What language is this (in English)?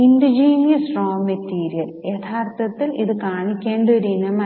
Malayalam